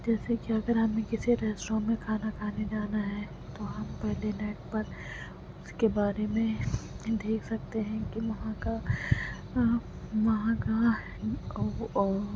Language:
Urdu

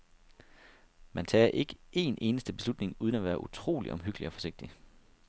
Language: Danish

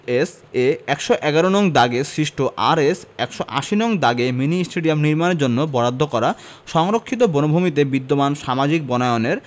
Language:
Bangla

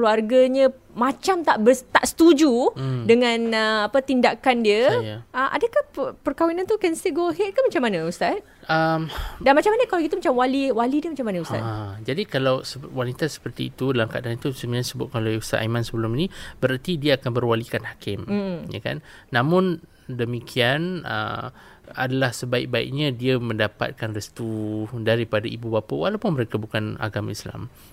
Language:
Malay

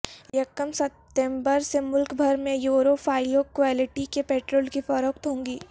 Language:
Urdu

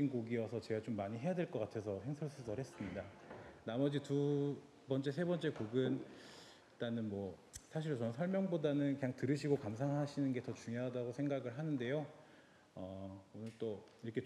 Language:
Korean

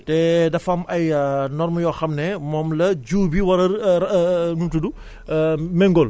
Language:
Wolof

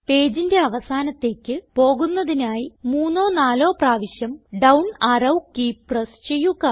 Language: Malayalam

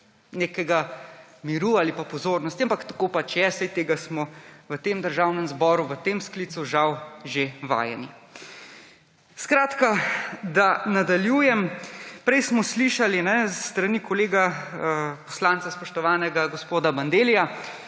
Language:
Slovenian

